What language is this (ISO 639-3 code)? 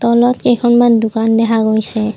asm